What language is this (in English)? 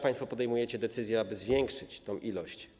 Polish